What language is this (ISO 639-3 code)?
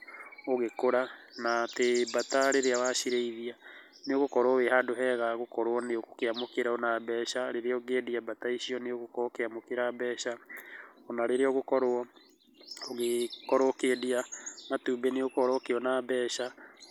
kik